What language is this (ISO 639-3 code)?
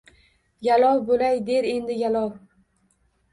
uzb